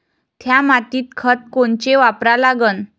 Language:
Marathi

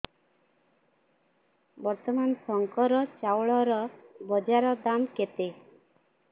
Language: Odia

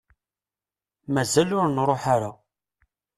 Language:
Kabyle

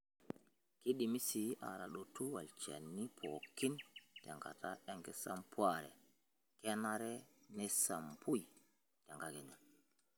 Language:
Masai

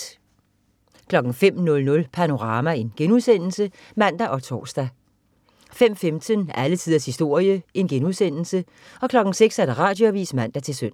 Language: Danish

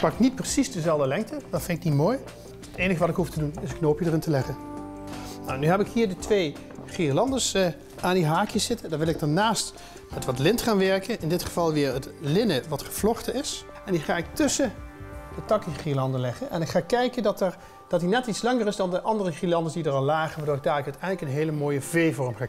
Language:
Dutch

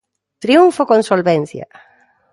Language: Galician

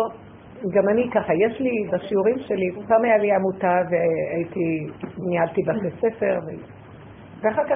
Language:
Hebrew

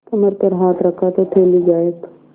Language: Hindi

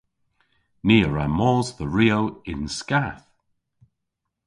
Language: Cornish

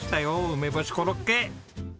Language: Japanese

